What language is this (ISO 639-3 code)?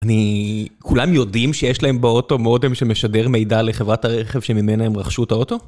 heb